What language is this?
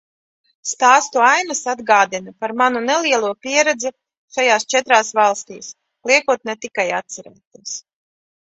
Latvian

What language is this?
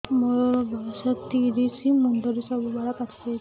Odia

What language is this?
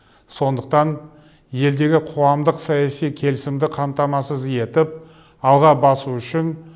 Kazakh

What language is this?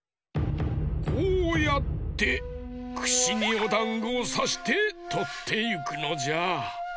Japanese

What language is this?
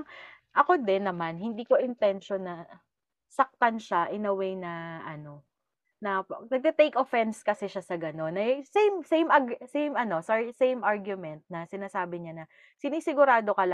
Filipino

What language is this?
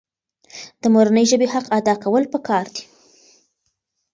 Pashto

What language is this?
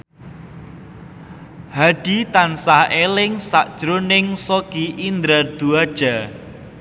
Javanese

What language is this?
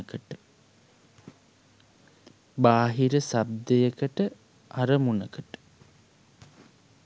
Sinhala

